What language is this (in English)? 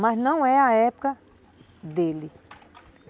Portuguese